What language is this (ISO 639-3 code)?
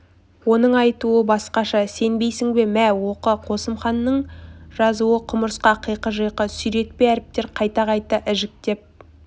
kaz